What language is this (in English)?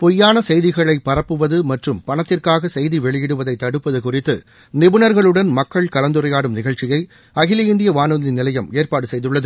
Tamil